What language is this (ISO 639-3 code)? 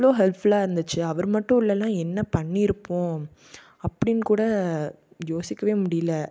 tam